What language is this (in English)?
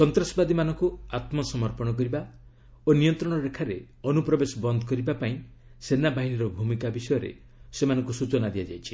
Odia